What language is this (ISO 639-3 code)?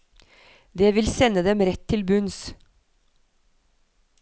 nor